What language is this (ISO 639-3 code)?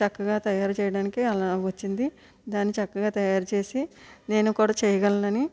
tel